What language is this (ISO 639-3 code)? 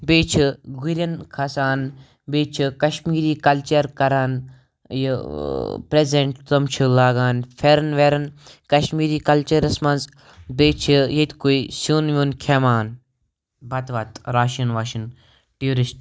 kas